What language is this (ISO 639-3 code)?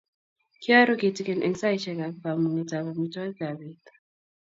kln